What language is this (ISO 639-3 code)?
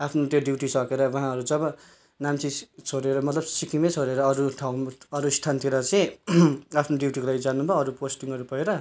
nep